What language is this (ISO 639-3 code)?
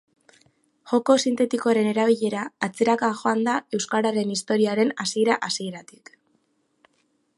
eus